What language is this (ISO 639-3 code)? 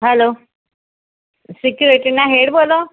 guj